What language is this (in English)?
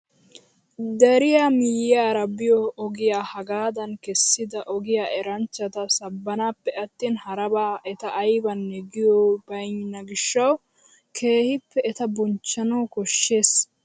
Wolaytta